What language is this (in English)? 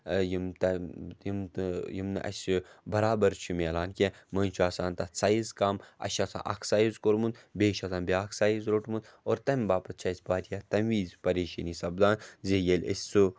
Kashmiri